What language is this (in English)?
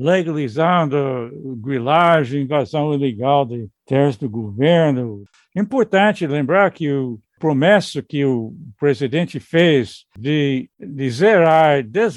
Portuguese